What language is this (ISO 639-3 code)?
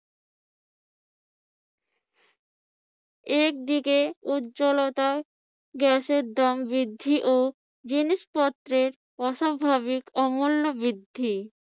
ben